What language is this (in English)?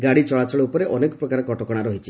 Odia